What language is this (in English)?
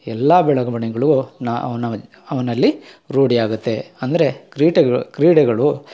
Kannada